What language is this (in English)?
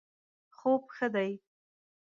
Pashto